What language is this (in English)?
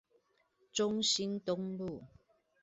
Chinese